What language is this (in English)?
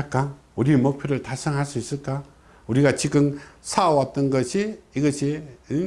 Korean